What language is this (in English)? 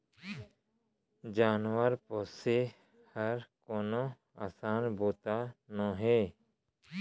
Chhattisgarhi